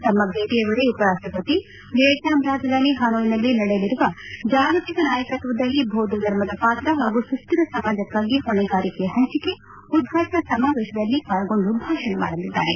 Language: Kannada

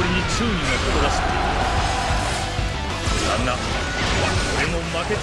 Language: Japanese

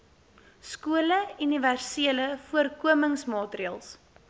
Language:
Afrikaans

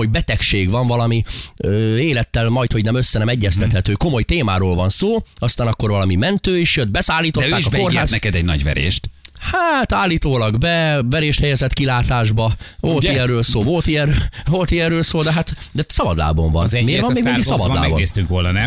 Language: Hungarian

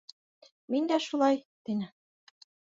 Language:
Bashkir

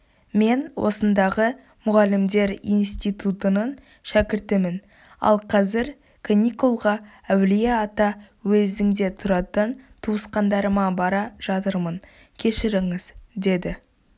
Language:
Kazakh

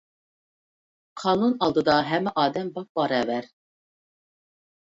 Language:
Uyghur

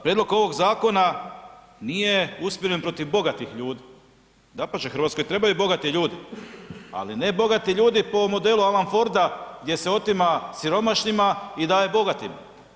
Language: Croatian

